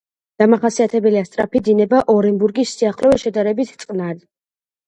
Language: Georgian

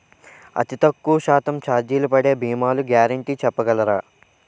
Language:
Telugu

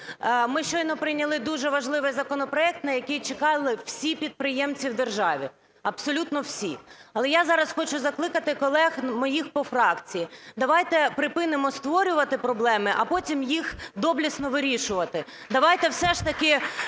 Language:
Ukrainian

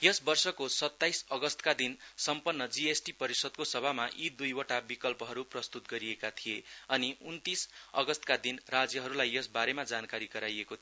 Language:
Nepali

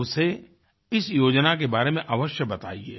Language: Hindi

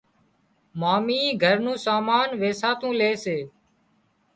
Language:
Wadiyara Koli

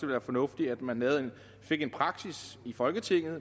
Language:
Danish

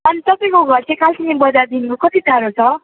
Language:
Nepali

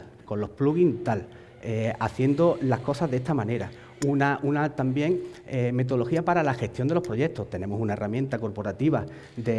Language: Spanish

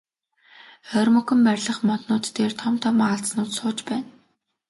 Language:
Mongolian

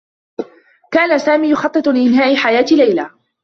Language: Arabic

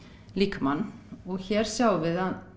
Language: Icelandic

